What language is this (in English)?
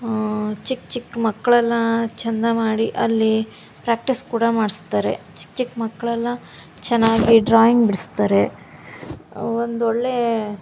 Kannada